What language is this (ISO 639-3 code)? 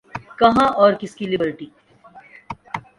urd